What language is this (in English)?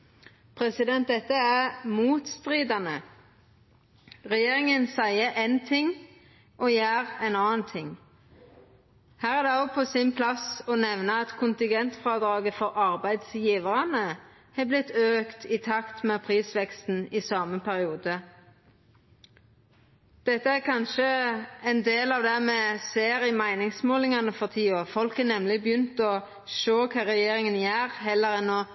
Norwegian Nynorsk